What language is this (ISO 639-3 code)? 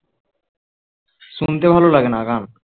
ben